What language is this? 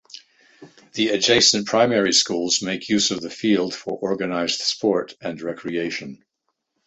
English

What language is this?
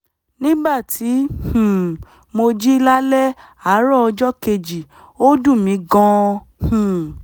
Yoruba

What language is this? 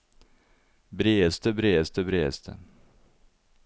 Norwegian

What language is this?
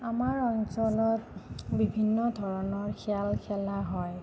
Assamese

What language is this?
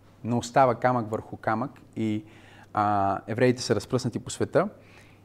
Bulgarian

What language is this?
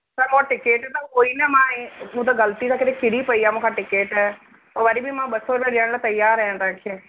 Sindhi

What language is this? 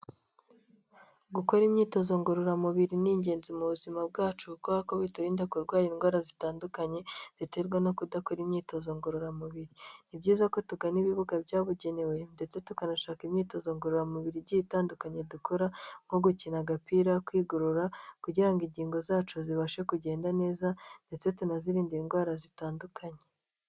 Kinyarwanda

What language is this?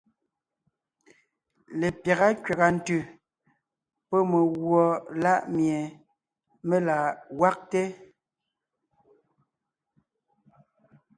Ngiemboon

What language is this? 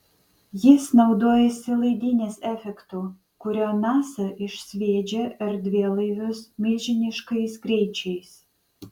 Lithuanian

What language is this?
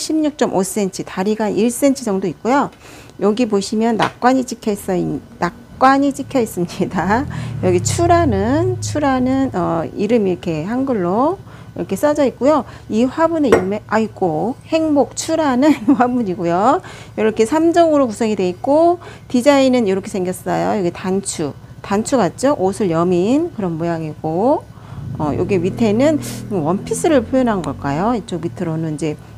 Korean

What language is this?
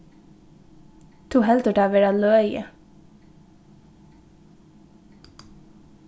Faroese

